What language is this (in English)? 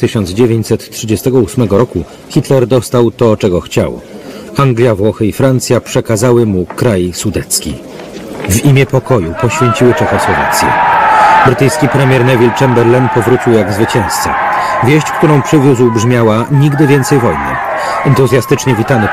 Polish